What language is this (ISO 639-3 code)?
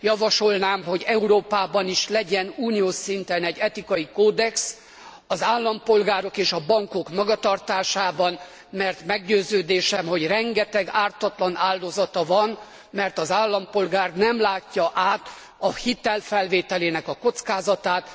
hun